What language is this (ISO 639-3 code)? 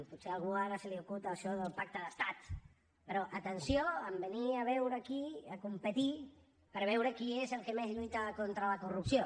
cat